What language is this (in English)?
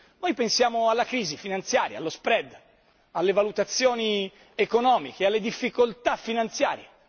Italian